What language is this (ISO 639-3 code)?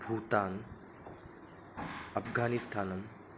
san